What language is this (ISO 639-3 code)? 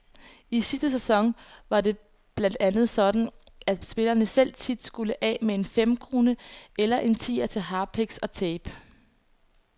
dan